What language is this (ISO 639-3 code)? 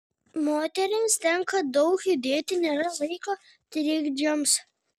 lit